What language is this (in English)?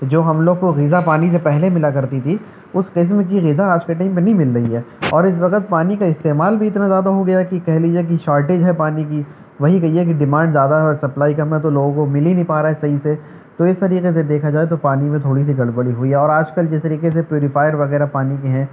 Urdu